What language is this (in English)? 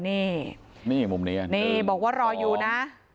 Thai